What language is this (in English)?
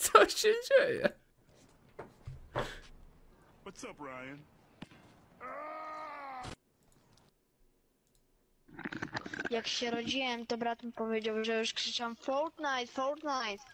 Polish